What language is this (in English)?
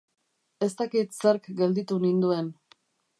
Basque